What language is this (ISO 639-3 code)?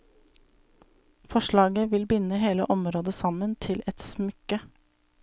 nor